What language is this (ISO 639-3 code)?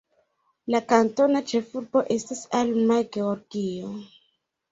epo